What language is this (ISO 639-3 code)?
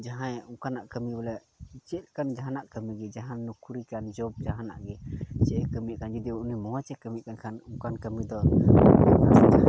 sat